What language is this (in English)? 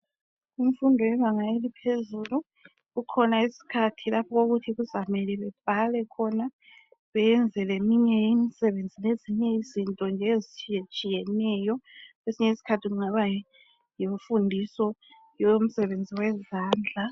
North Ndebele